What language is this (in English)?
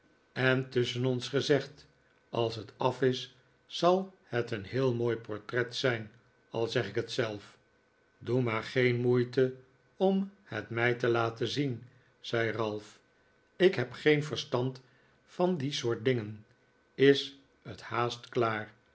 Dutch